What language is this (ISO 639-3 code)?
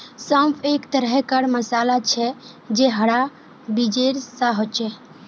mag